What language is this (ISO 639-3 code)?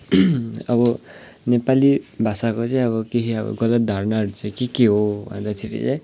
nep